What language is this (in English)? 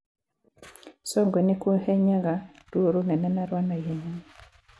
Kikuyu